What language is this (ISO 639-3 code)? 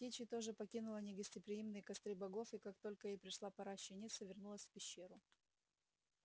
rus